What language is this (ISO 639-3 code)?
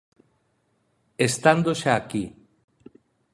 glg